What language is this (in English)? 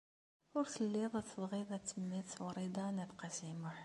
Kabyle